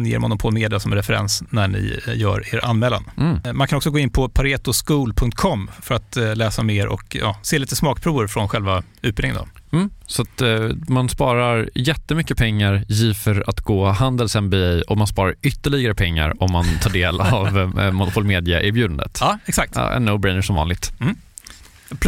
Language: Swedish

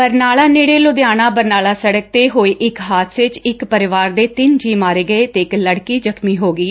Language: Punjabi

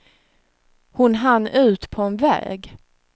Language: Swedish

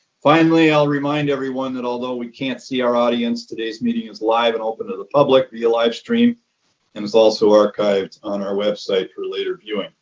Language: English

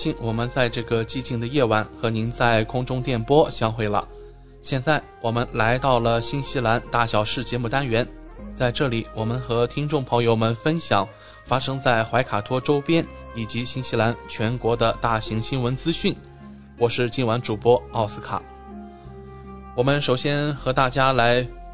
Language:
Chinese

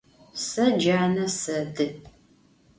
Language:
Adyghe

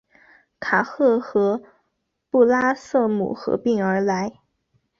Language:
Chinese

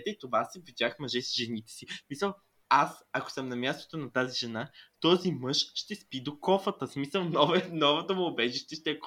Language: Bulgarian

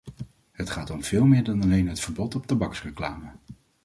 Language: Dutch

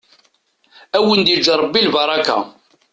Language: Kabyle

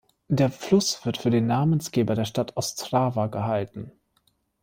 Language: German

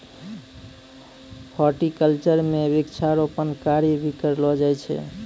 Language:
Maithili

